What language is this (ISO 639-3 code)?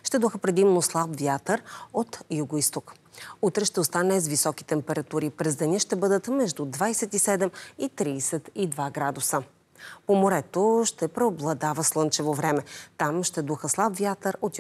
bul